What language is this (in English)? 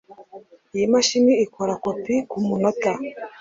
Kinyarwanda